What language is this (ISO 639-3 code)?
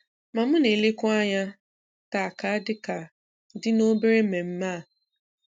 ibo